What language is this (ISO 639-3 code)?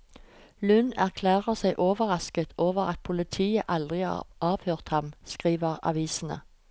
nor